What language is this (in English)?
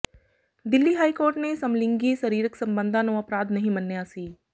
Punjabi